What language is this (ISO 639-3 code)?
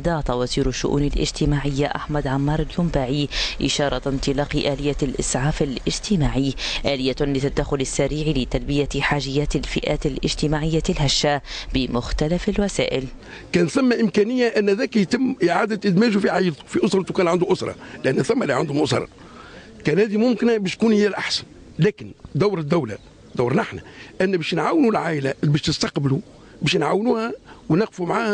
ara